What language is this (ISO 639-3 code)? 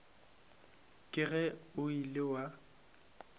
nso